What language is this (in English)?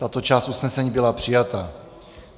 Czech